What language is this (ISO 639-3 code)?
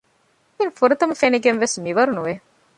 div